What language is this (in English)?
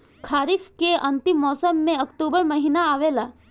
Bhojpuri